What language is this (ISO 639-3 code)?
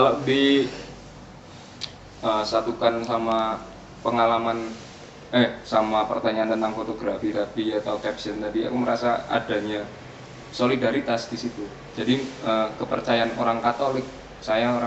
ind